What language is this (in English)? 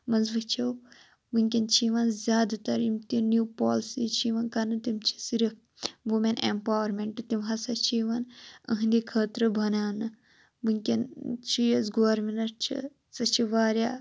Kashmiri